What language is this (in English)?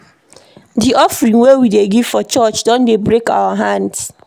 Nigerian Pidgin